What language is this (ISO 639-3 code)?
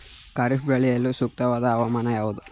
kan